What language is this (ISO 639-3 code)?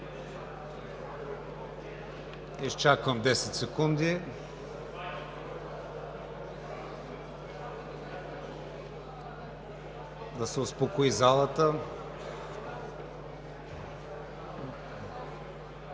bul